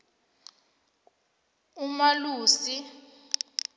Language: South Ndebele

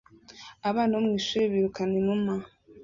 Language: Kinyarwanda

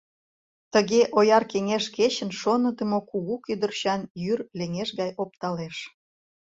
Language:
Mari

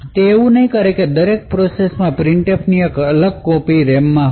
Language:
Gujarati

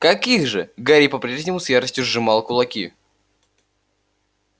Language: Russian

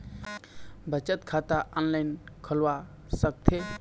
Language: Chhattisgarhi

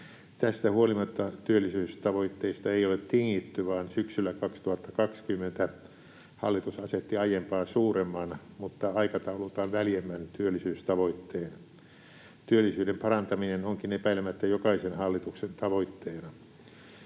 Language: Finnish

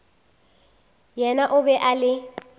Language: Northern Sotho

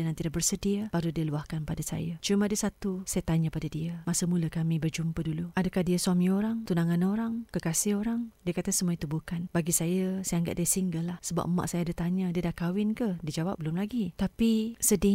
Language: Malay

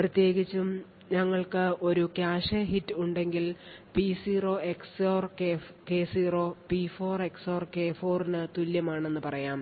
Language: Malayalam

